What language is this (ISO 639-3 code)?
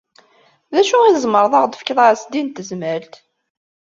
kab